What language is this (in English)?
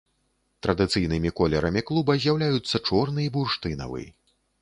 Belarusian